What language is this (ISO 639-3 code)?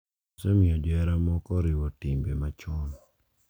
luo